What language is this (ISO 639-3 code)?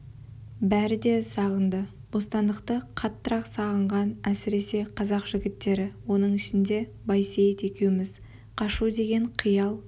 kaz